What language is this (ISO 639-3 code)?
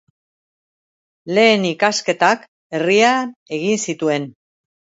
eus